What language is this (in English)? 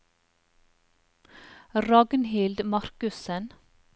Norwegian